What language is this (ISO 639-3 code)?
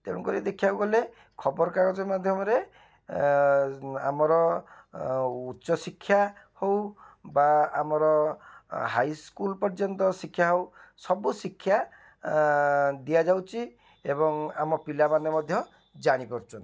ori